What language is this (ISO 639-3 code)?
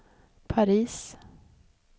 swe